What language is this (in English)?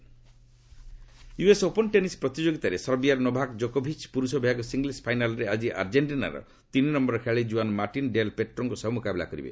Odia